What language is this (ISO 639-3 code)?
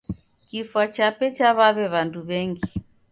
dav